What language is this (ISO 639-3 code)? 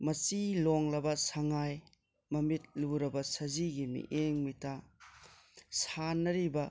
mni